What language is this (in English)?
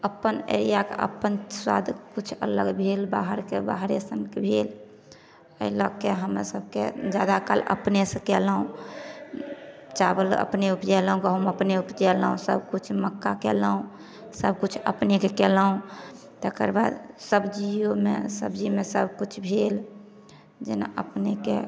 Maithili